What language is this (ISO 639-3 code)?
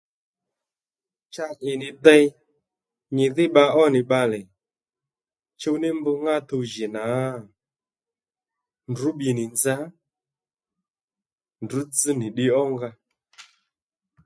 led